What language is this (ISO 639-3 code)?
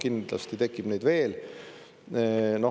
est